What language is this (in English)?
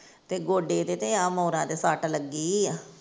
Punjabi